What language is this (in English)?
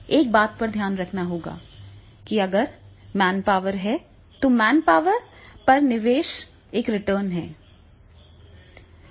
Hindi